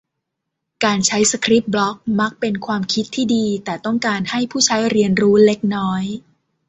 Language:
Thai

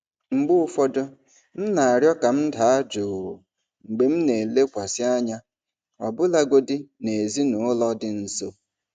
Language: Igbo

